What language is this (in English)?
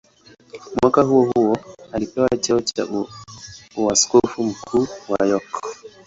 Swahili